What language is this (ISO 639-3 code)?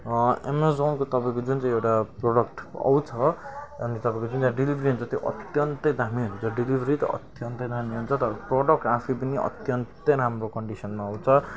nep